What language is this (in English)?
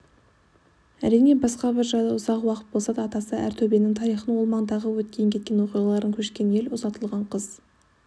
Kazakh